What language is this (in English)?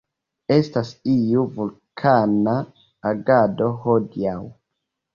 Esperanto